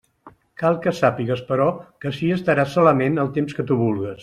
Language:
Catalan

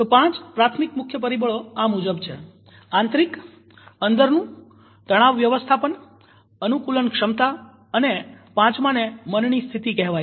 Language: Gujarati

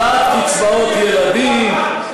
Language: Hebrew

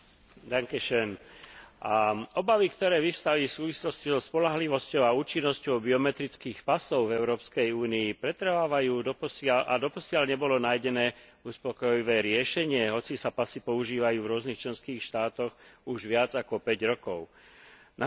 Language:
Slovak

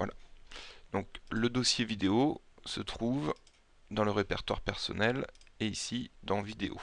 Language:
French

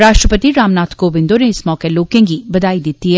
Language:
Dogri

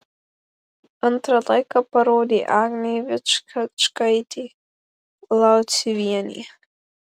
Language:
Lithuanian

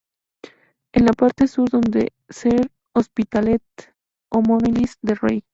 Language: Spanish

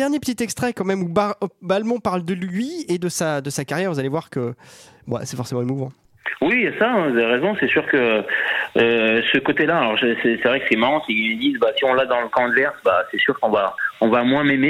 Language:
French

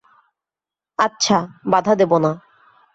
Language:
Bangla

